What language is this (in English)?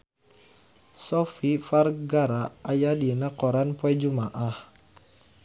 Sundanese